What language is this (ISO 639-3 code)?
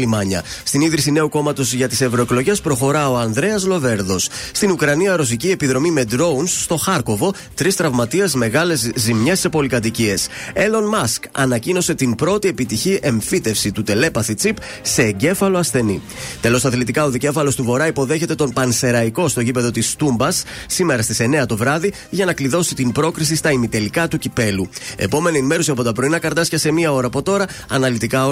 ell